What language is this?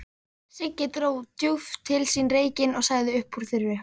Icelandic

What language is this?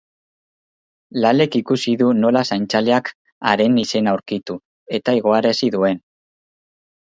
Basque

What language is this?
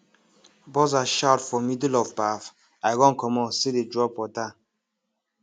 Nigerian Pidgin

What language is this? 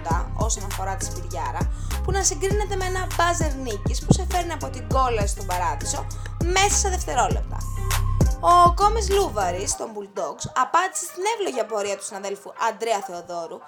Greek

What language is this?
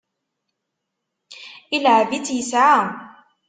Kabyle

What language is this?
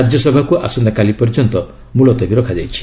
Odia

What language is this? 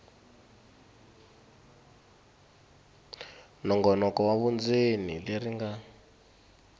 Tsonga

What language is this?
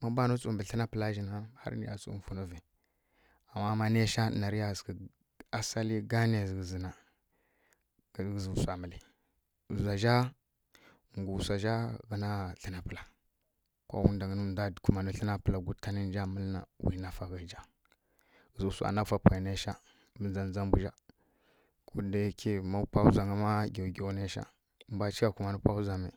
Kirya-Konzəl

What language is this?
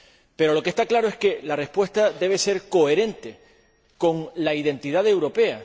Spanish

